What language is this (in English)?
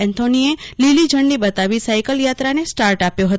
Gujarati